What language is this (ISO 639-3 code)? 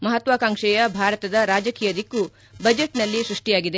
kan